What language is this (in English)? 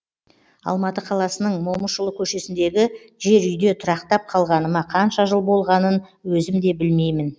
Kazakh